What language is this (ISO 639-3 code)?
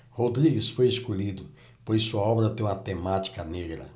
por